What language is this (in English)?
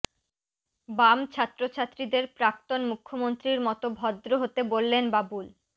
Bangla